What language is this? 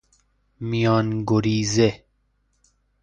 Persian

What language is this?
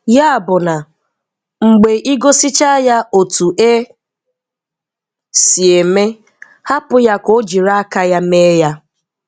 Igbo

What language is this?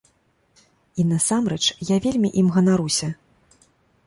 Belarusian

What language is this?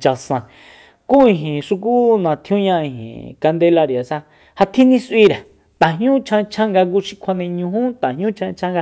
Soyaltepec Mazatec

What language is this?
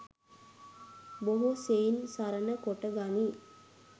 Sinhala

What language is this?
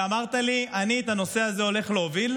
Hebrew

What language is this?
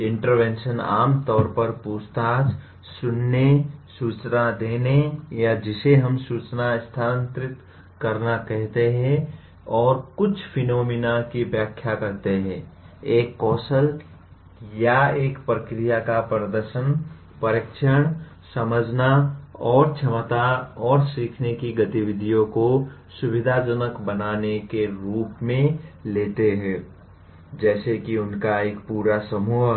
Hindi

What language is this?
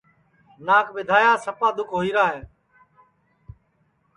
Sansi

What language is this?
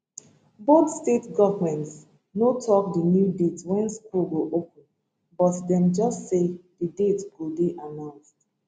Nigerian Pidgin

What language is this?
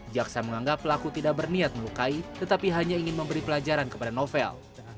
Indonesian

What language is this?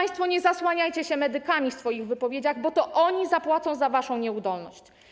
Polish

